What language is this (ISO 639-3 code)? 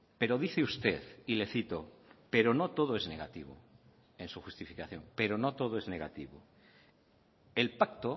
spa